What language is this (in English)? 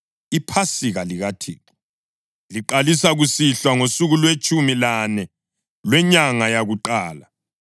North Ndebele